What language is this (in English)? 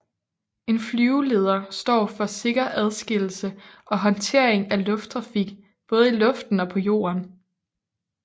Danish